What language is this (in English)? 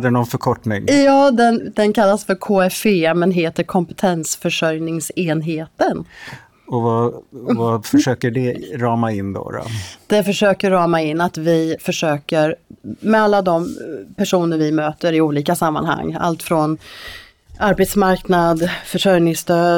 Swedish